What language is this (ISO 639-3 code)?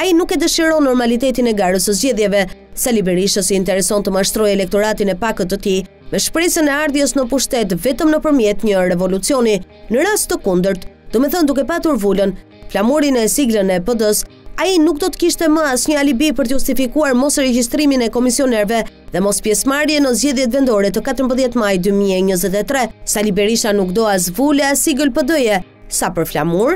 ron